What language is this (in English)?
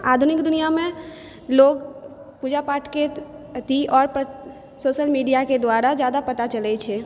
Maithili